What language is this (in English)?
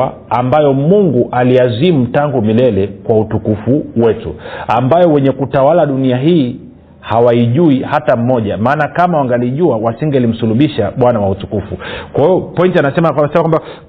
Swahili